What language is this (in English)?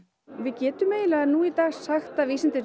Icelandic